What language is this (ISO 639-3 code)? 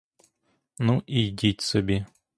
ukr